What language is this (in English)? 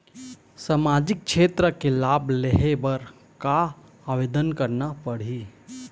Chhattisgarhi